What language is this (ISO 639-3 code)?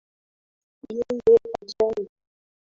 swa